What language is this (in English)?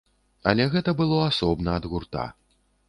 Belarusian